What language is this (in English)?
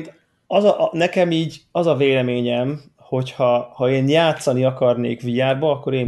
Hungarian